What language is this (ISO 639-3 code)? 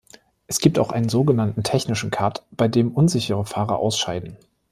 deu